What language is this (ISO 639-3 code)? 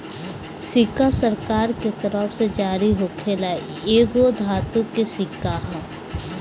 bho